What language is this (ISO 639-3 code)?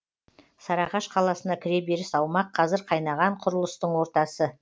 kaz